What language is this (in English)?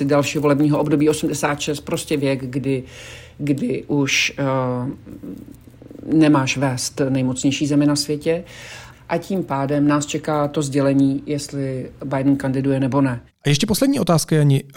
Czech